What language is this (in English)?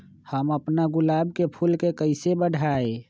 Magahi